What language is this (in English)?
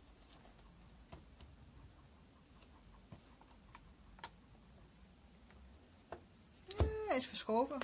Dutch